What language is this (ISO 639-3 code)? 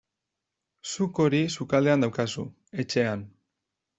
eus